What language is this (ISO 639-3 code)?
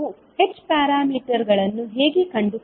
kan